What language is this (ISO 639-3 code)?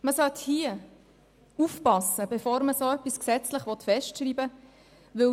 gsw